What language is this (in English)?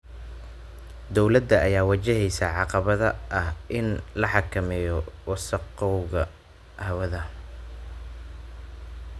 Somali